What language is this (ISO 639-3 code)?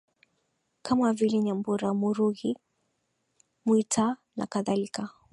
swa